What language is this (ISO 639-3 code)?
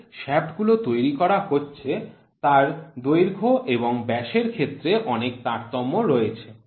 ben